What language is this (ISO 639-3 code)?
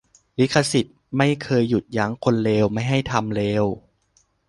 tha